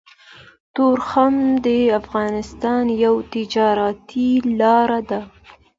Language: Pashto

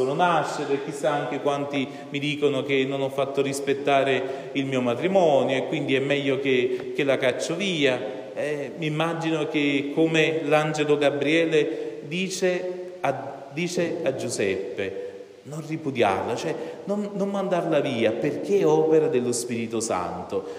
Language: Italian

